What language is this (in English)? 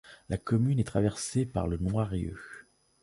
French